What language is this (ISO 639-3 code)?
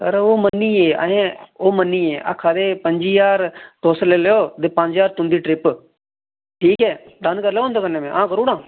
doi